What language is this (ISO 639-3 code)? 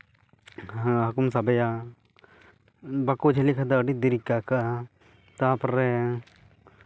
sat